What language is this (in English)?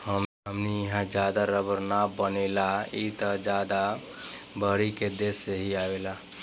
Bhojpuri